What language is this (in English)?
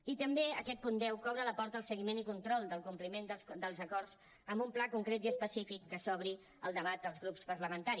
Catalan